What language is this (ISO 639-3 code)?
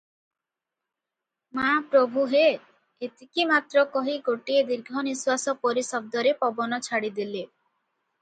ori